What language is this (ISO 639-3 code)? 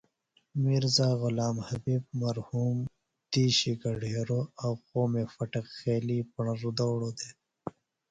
phl